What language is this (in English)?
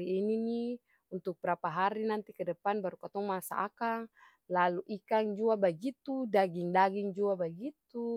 Ambonese Malay